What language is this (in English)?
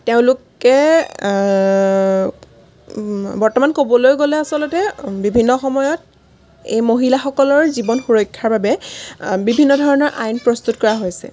Assamese